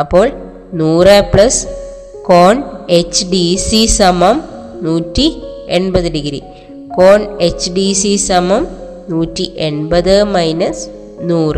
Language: Malayalam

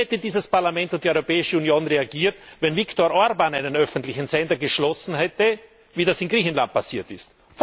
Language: German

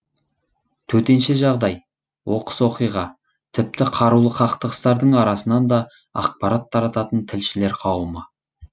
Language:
Kazakh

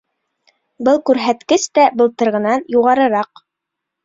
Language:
Bashkir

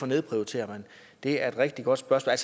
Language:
Danish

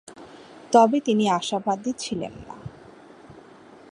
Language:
Bangla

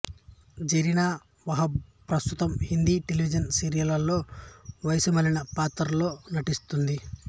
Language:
Telugu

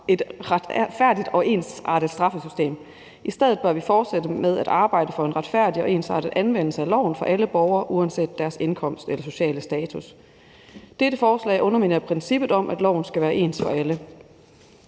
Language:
Danish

